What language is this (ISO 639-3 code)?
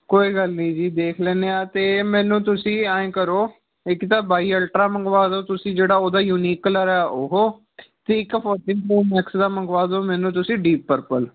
pan